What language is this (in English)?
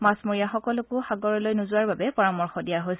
Assamese